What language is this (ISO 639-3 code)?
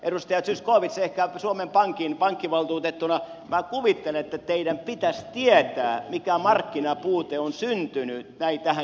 fin